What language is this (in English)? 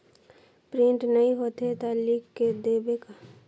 Chhattisgarhi